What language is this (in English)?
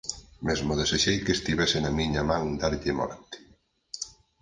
Galician